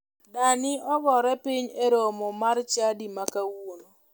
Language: Luo (Kenya and Tanzania)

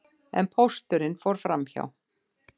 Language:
Icelandic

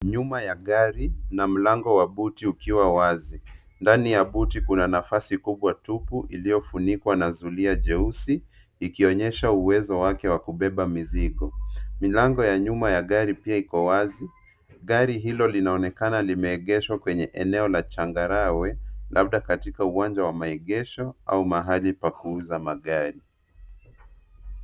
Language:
Swahili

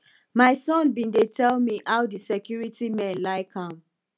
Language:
Nigerian Pidgin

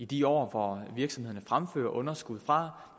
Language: Danish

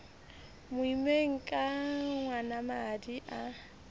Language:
Southern Sotho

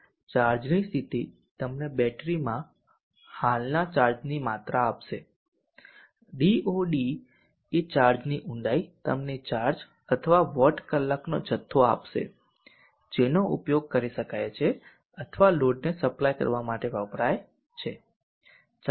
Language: Gujarati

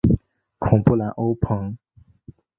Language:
Chinese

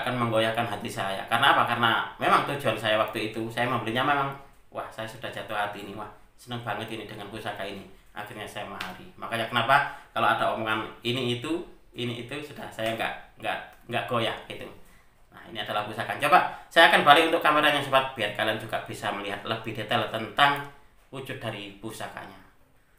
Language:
Indonesian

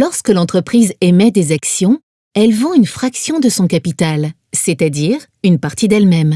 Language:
French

